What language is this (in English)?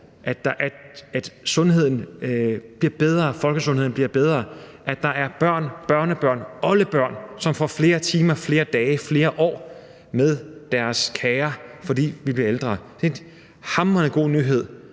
Danish